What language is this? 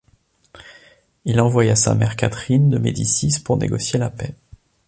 French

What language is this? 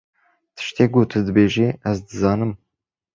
Kurdish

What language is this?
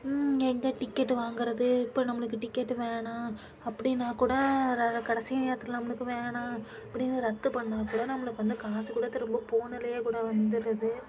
Tamil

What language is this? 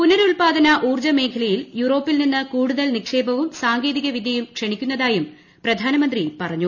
Malayalam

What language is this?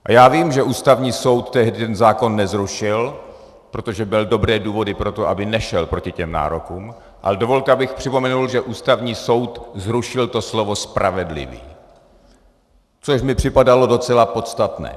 Czech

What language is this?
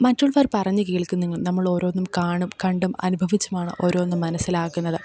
Malayalam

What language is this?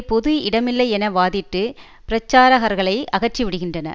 Tamil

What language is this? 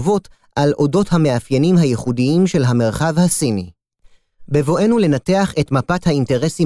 Hebrew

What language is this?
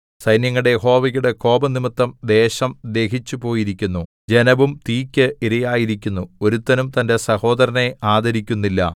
Malayalam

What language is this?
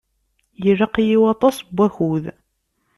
Kabyle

